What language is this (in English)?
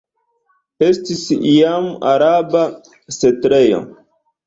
Esperanto